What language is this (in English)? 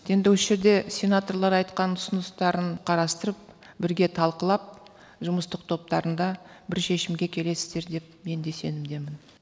Kazakh